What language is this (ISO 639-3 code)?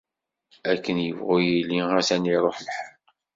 kab